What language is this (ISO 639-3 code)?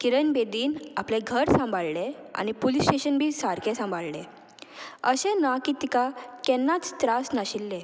kok